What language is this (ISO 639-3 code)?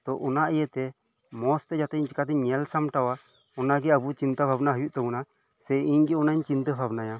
sat